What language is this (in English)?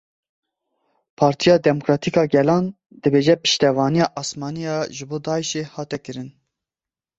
Kurdish